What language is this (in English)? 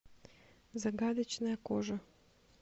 Russian